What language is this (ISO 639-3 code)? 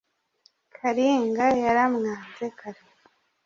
kin